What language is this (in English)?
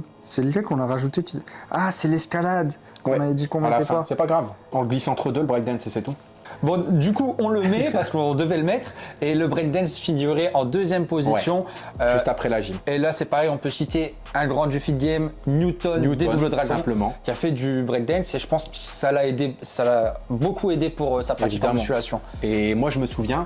French